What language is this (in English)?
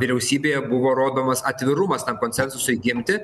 Lithuanian